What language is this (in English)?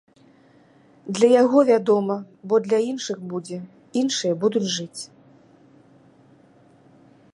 Belarusian